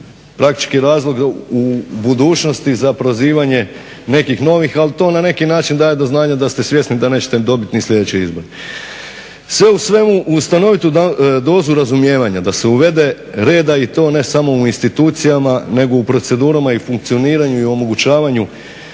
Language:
Croatian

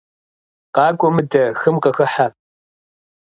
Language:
Kabardian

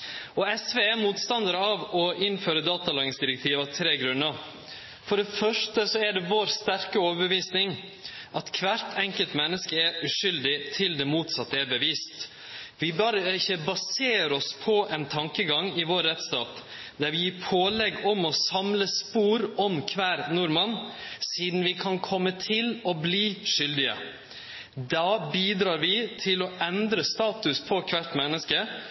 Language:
Norwegian Nynorsk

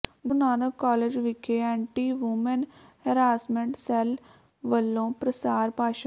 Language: Punjabi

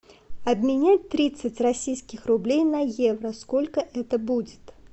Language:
Russian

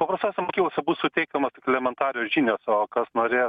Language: Lithuanian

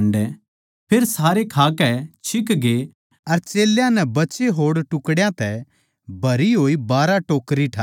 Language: Haryanvi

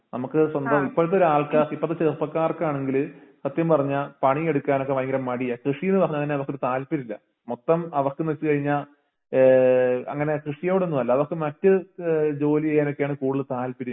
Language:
Malayalam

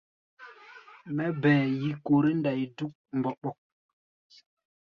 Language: Gbaya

